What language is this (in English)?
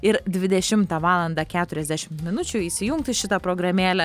Lithuanian